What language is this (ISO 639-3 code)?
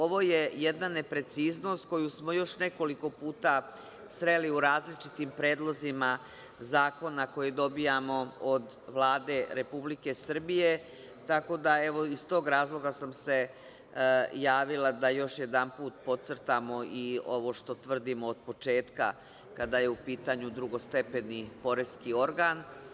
srp